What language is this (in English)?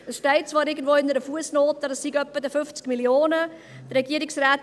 Swiss German